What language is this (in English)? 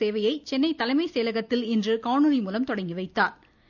Tamil